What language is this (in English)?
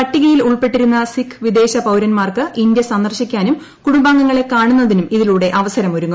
Malayalam